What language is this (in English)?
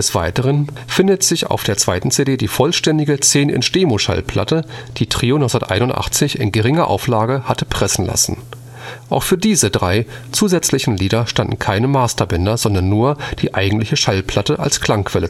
German